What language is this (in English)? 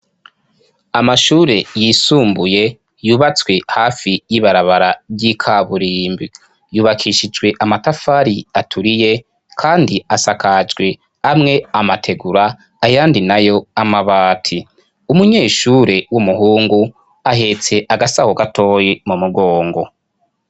Rundi